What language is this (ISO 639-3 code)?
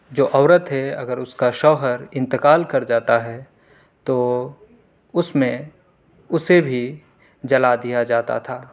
urd